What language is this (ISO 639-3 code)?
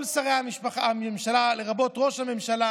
heb